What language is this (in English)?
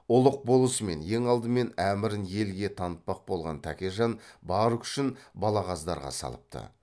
Kazakh